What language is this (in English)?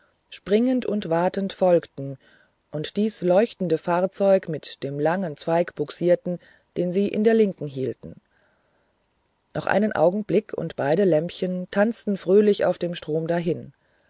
German